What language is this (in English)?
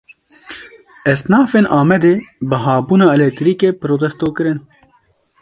Kurdish